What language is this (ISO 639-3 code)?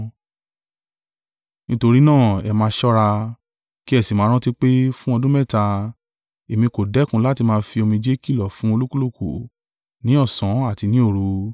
yor